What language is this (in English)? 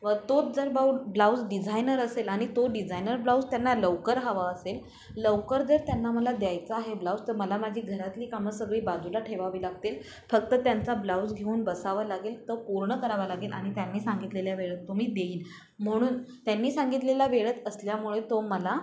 Marathi